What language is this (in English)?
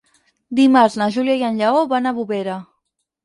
Catalan